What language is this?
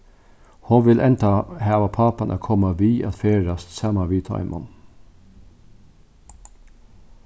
Faroese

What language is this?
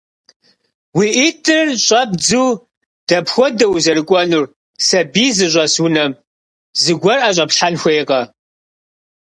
Kabardian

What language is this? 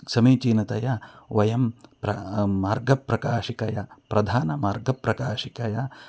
Sanskrit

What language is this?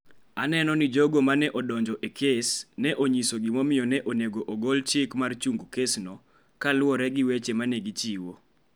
Luo (Kenya and Tanzania)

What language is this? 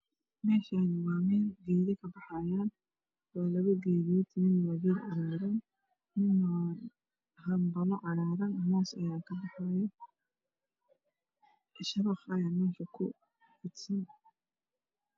Somali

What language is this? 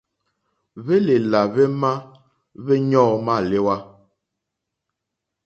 Mokpwe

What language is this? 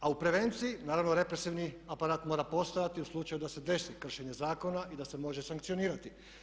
Croatian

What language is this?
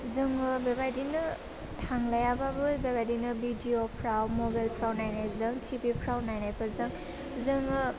Bodo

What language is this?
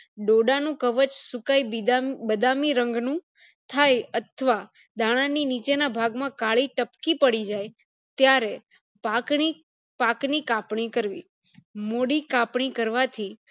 Gujarati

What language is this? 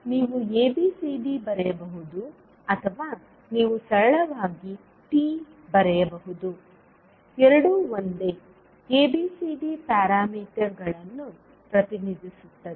Kannada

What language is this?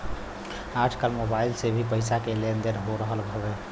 Bhojpuri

